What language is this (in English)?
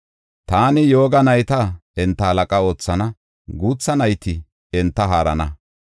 Gofa